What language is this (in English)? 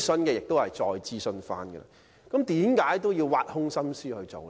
Cantonese